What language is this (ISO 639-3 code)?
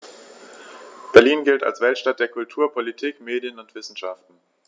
deu